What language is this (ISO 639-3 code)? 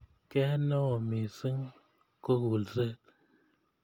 kln